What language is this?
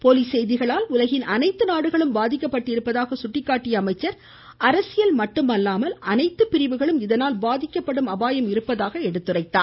Tamil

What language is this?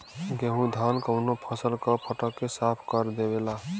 Bhojpuri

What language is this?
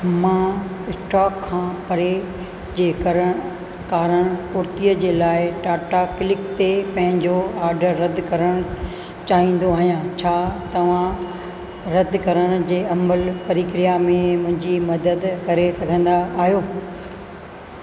Sindhi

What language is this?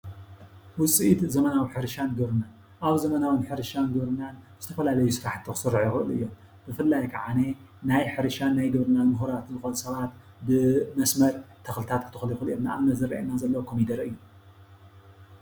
Tigrinya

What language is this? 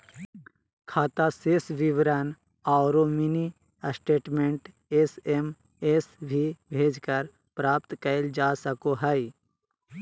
Magahi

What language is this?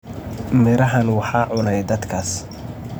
Somali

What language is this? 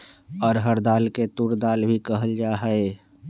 Magahi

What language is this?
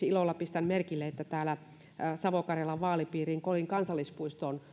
Finnish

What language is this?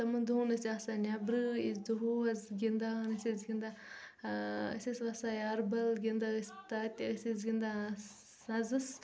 Kashmiri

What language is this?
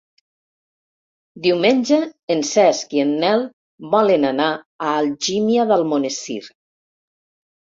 Catalan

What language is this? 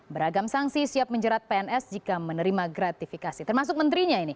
Indonesian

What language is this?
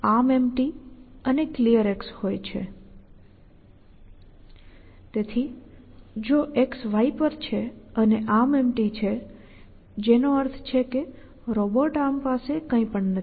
Gujarati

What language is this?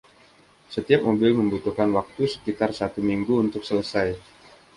Indonesian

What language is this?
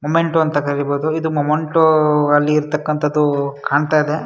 Kannada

